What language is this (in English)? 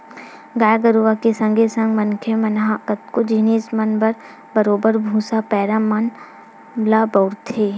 Chhattisgarhi